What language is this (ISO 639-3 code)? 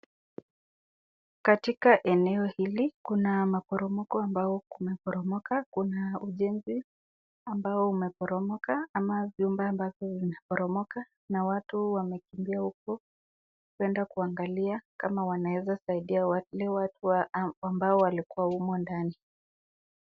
swa